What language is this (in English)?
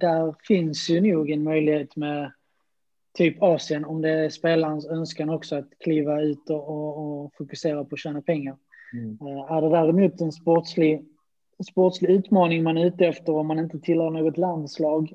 Swedish